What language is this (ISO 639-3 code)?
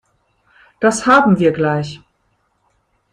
deu